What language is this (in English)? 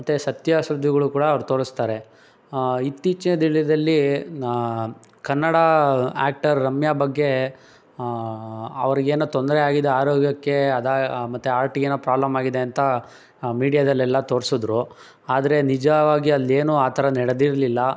Kannada